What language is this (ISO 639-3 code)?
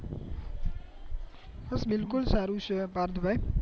guj